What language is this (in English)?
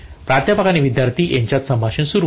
Marathi